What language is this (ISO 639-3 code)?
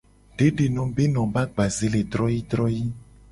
gej